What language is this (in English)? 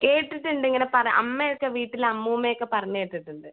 Malayalam